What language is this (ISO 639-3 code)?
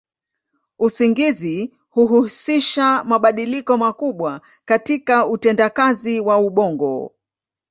swa